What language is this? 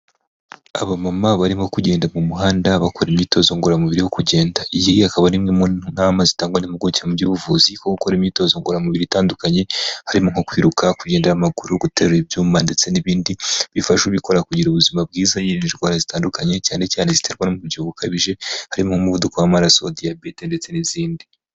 Kinyarwanda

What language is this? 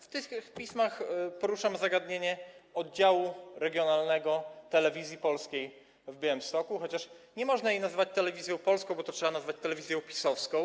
Polish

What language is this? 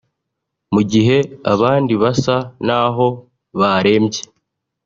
Kinyarwanda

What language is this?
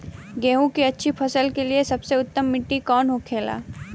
Bhojpuri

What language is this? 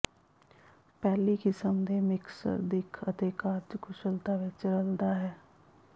Punjabi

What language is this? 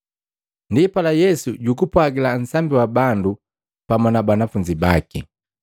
Matengo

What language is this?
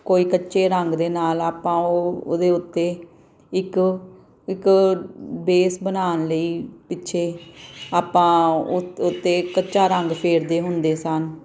Punjabi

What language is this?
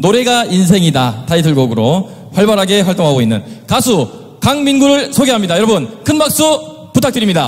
Korean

